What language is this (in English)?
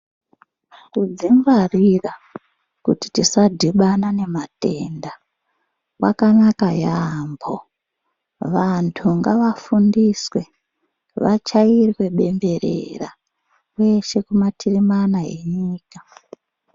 Ndau